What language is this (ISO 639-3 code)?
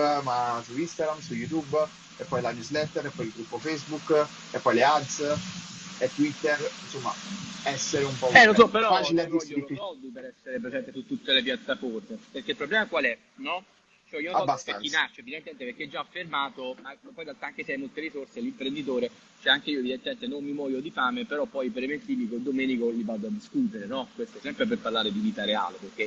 ita